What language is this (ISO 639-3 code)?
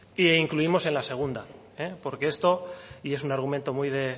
spa